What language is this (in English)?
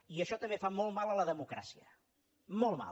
Catalan